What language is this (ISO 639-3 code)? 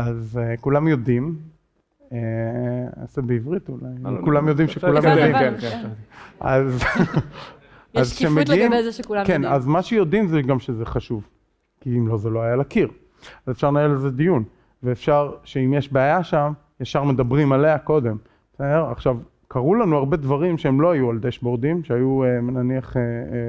heb